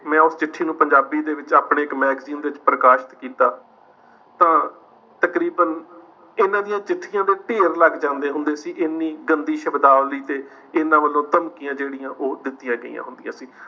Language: Punjabi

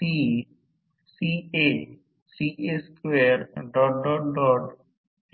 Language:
Marathi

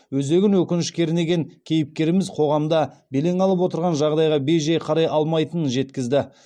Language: Kazakh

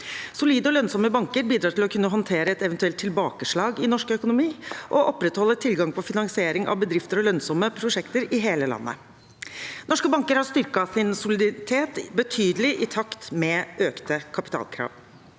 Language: Norwegian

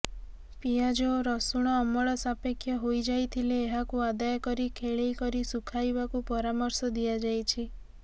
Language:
Odia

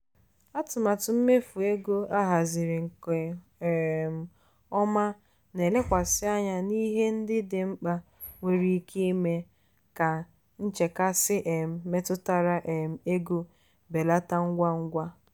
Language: Igbo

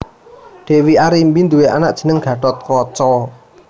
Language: Javanese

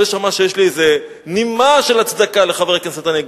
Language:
Hebrew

